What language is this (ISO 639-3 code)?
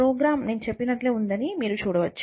tel